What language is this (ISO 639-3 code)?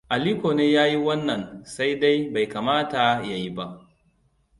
hau